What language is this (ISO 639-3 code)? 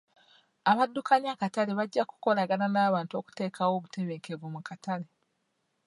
lug